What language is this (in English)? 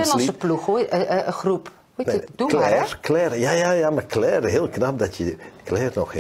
Dutch